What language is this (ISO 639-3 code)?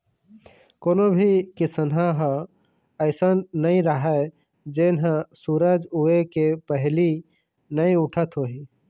hne